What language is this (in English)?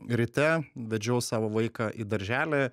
Lithuanian